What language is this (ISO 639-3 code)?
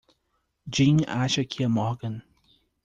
por